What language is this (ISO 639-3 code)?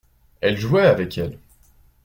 fra